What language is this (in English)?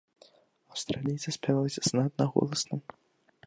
Belarusian